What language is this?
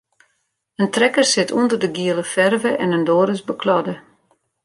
Western Frisian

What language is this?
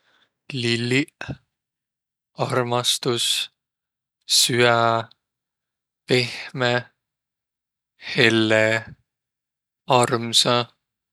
Võro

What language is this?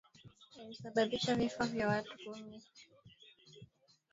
Swahili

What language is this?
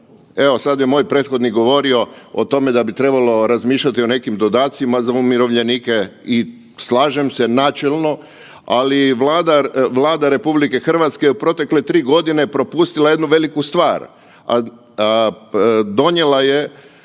Croatian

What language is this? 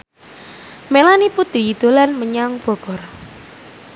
Javanese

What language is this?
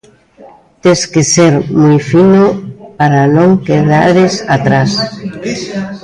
Galician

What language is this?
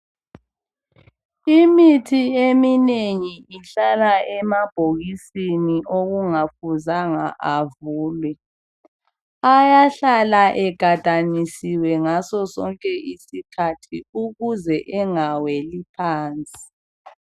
North Ndebele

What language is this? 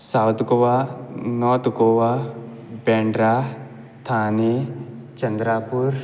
Konkani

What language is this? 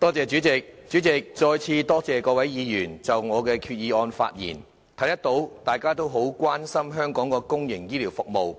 Cantonese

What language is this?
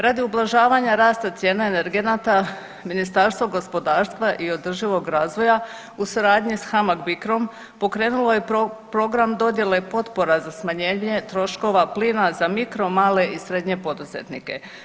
Croatian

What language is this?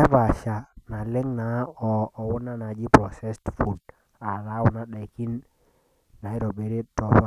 Masai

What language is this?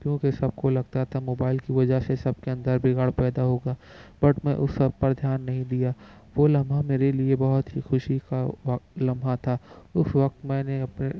Urdu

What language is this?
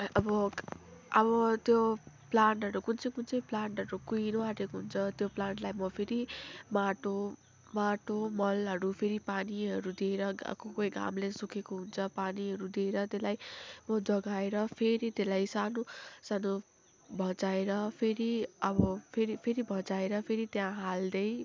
Nepali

